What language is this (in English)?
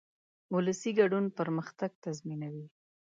Pashto